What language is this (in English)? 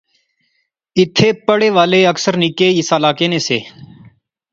Pahari-Potwari